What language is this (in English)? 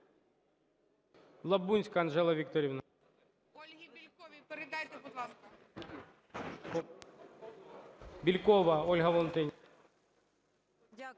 Ukrainian